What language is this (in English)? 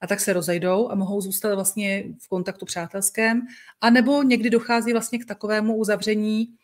Czech